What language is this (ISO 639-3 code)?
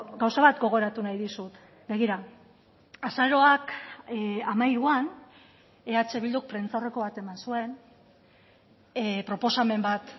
eus